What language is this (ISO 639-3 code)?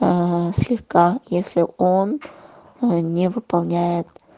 rus